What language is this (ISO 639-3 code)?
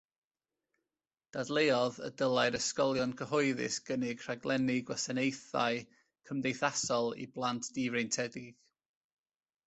cym